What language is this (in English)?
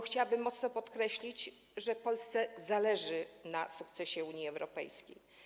Polish